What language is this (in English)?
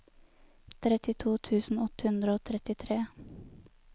Norwegian